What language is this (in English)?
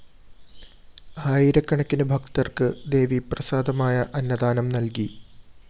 Malayalam